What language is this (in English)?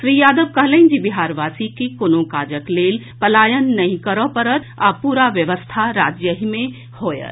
Maithili